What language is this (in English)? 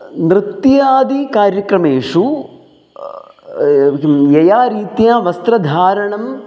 Sanskrit